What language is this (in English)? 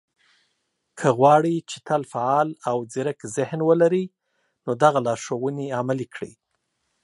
Pashto